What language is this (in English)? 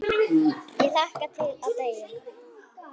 Icelandic